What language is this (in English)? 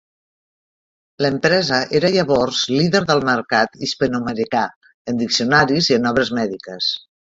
Catalan